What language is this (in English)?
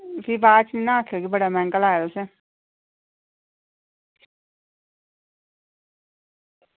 Dogri